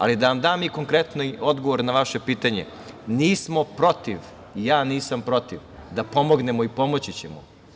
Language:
Serbian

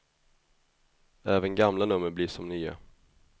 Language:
Swedish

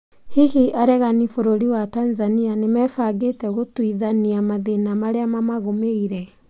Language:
Kikuyu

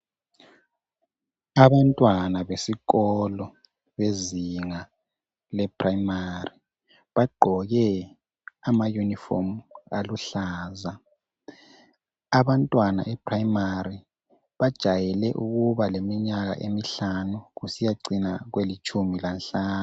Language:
North Ndebele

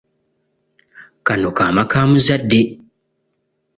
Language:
Ganda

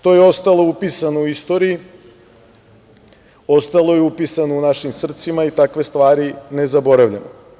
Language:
Serbian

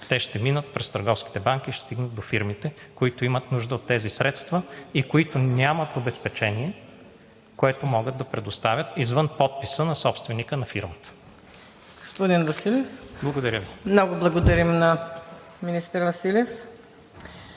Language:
Bulgarian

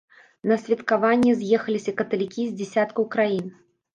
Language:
Belarusian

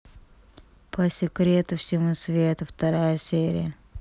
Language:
Russian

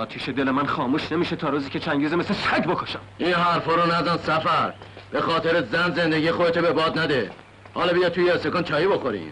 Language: Persian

